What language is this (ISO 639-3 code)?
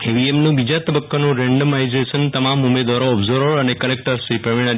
guj